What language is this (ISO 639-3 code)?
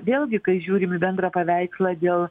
lit